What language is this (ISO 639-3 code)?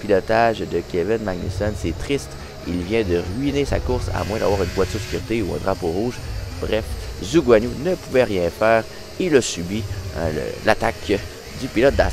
fra